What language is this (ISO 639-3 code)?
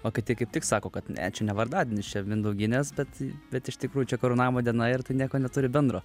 lit